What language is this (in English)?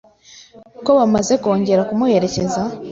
Kinyarwanda